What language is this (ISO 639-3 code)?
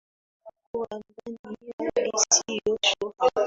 swa